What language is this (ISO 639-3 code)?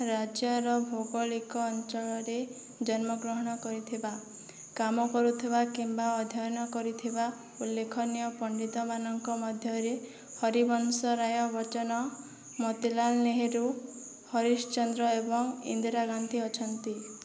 ori